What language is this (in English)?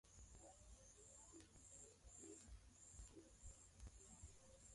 Swahili